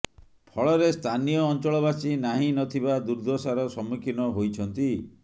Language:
Odia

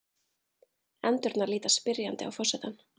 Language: Icelandic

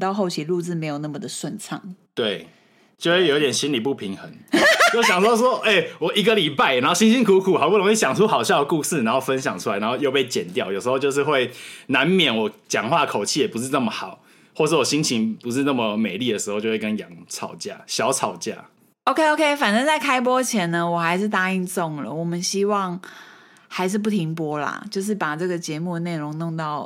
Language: Chinese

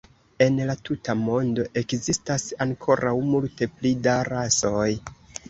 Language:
Esperanto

